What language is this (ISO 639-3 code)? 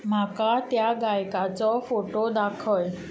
kok